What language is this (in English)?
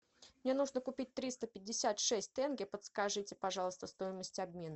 Russian